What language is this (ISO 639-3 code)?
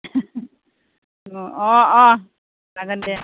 brx